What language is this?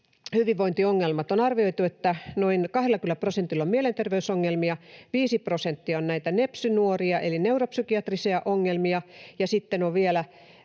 Finnish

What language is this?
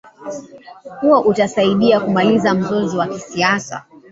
Swahili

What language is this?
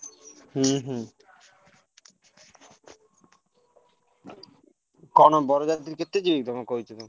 Odia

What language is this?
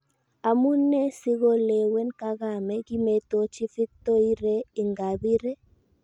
Kalenjin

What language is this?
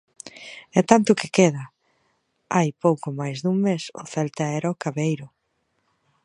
Galician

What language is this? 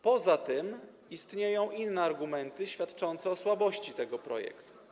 Polish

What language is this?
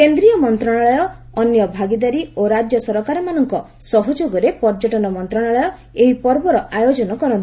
Odia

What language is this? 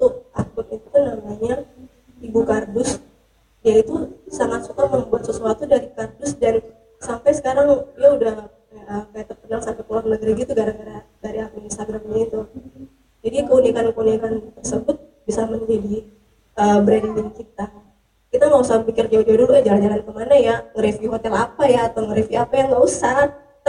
Indonesian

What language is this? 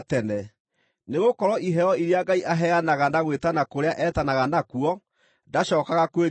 Kikuyu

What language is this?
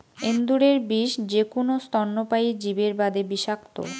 Bangla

